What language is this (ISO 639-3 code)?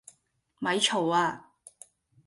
yue